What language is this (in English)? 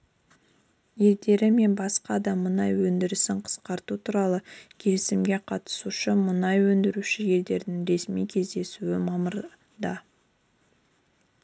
Kazakh